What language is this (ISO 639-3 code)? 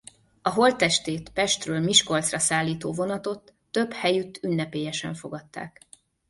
hun